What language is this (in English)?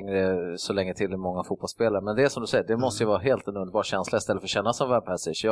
Swedish